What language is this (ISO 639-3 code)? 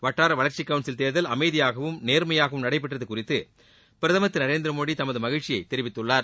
tam